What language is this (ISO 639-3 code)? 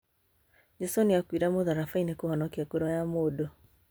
kik